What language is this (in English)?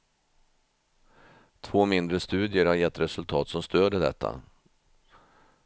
Swedish